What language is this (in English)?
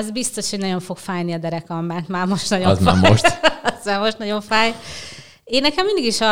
Hungarian